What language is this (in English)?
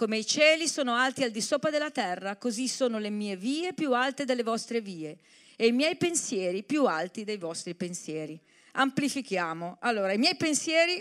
Italian